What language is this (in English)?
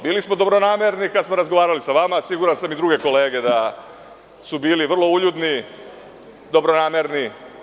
Serbian